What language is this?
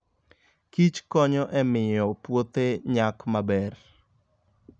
Luo (Kenya and Tanzania)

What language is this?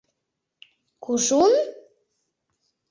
Mari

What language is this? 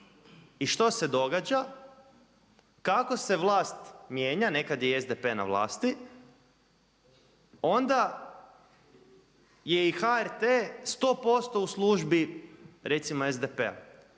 Croatian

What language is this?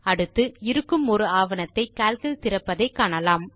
Tamil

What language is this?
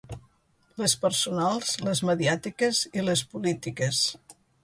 Catalan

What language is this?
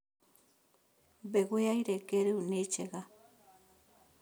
Kikuyu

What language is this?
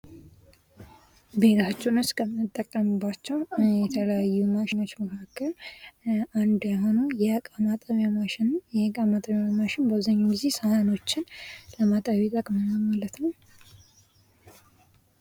Amharic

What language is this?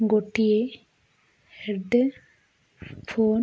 Odia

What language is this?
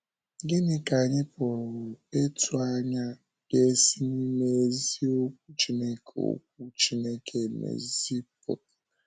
Igbo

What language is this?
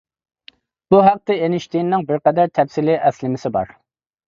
Uyghur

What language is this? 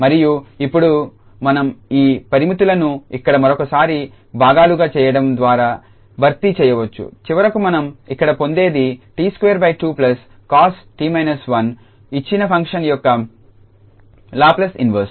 Telugu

